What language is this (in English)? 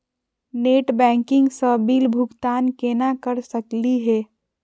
Magahi